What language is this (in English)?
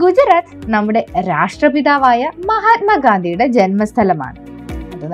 Malayalam